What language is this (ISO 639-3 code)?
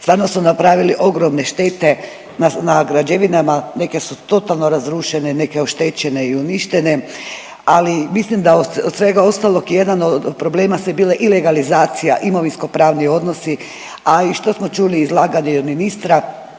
hrv